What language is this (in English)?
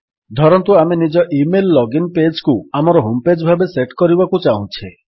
Odia